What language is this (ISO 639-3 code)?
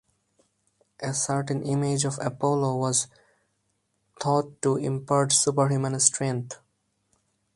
eng